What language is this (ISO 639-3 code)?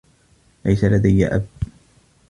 ara